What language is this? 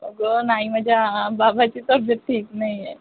Marathi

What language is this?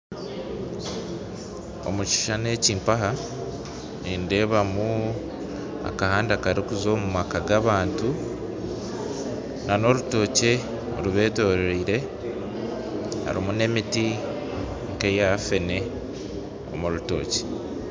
Nyankole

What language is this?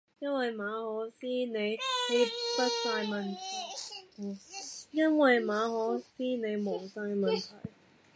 Cantonese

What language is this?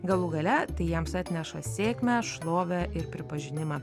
Lithuanian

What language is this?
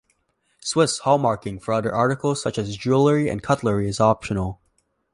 English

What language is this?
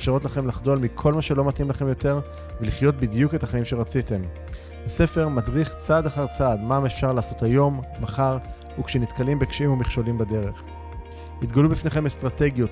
Hebrew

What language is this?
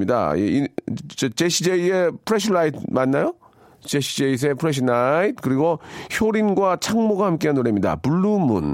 Korean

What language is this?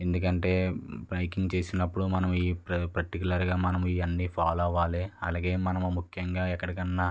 Telugu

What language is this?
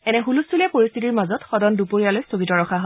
Assamese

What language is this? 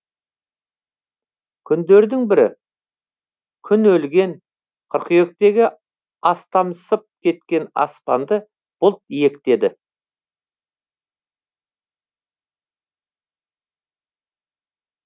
Kazakh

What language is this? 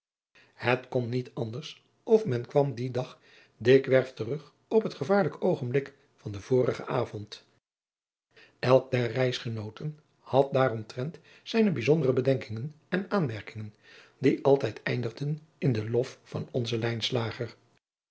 Dutch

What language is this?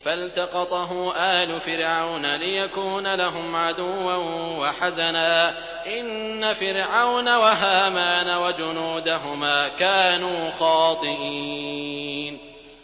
Arabic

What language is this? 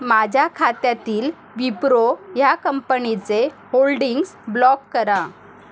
Marathi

